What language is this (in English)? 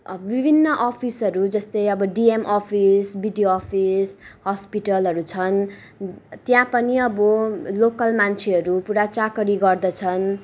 Nepali